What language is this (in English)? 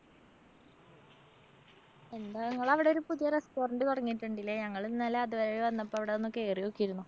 Malayalam